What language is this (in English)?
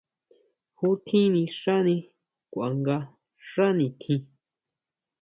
Huautla Mazatec